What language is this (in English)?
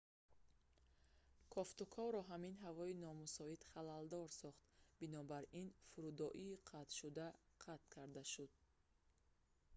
Tajik